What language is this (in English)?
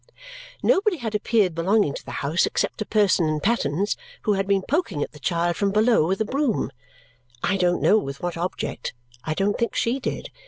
English